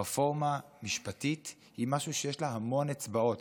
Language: Hebrew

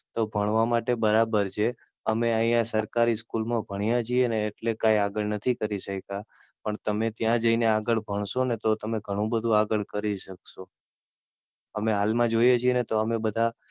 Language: Gujarati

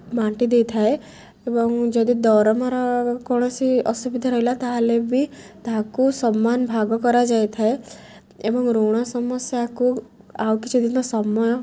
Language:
Odia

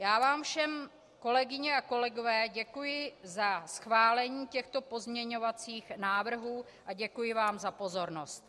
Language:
Czech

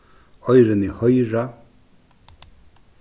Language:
Faroese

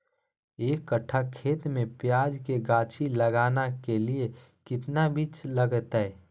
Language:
Magahi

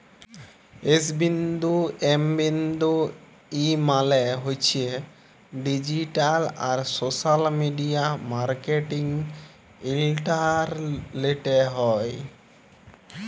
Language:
Bangla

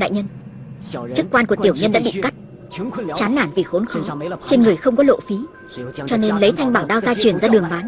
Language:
Vietnamese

